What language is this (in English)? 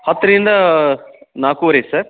Kannada